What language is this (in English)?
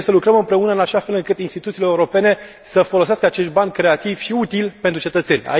Romanian